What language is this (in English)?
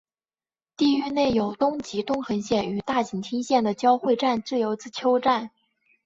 Chinese